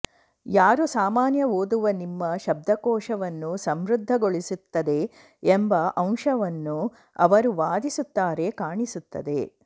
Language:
Kannada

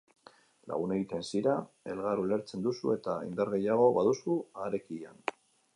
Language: Basque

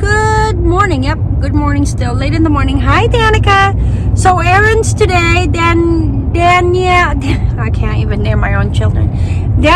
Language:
English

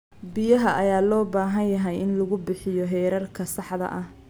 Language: Somali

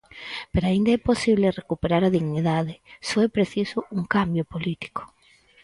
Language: Galician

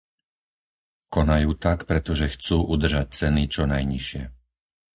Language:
Slovak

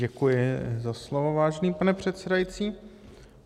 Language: Czech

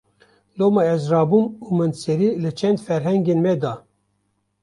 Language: Kurdish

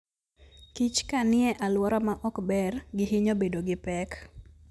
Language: Luo (Kenya and Tanzania)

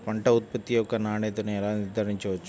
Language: Telugu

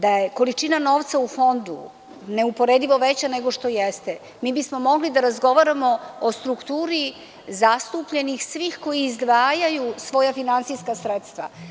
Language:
Serbian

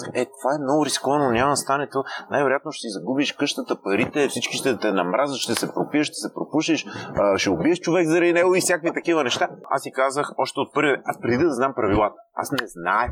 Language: Bulgarian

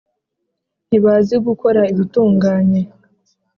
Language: Kinyarwanda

